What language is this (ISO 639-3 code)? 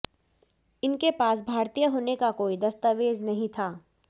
hin